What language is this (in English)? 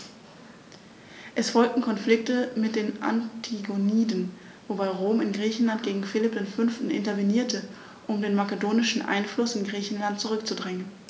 German